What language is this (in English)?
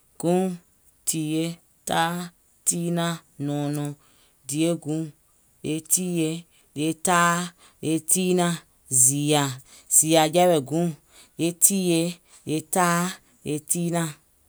Gola